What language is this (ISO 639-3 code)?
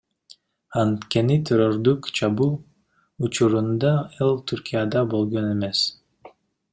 kir